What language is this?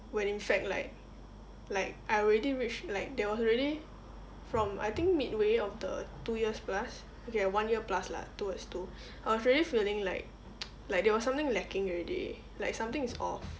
English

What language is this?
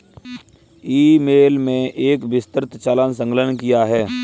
Hindi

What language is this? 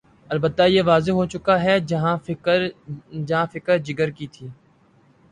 Urdu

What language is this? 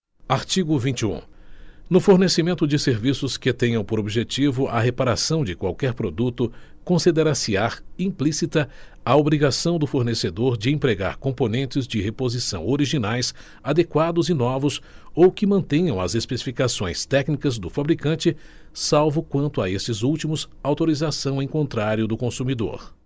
Portuguese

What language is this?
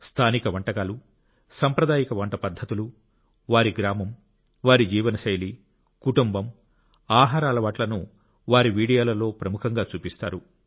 Telugu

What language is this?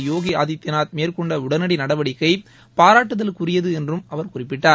Tamil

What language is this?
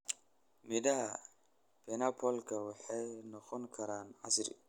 Somali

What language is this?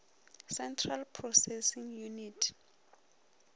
Northern Sotho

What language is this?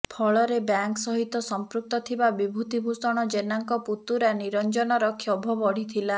Odia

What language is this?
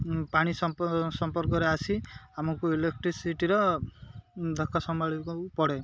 Odia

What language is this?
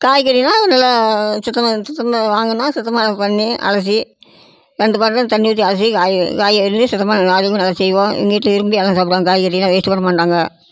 Tamil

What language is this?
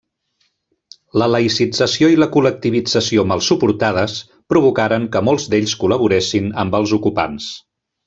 Catalan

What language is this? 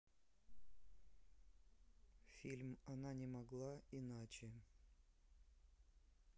Russian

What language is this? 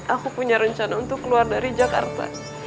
Indonesian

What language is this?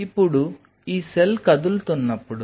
Telugu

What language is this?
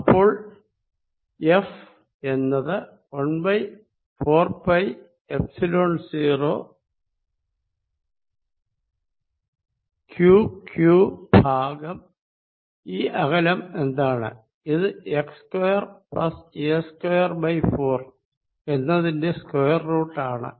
Malayalam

